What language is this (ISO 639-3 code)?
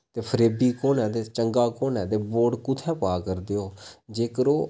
doi